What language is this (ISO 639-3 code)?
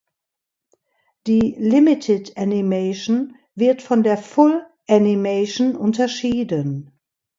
deu